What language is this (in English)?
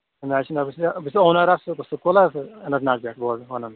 Kashmiri